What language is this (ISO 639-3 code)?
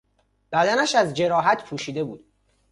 fas